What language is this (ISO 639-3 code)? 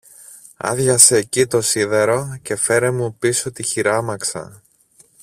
ell